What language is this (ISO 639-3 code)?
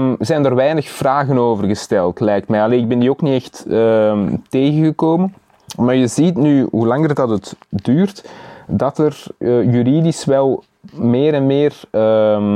nld